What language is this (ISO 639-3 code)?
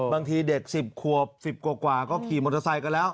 tha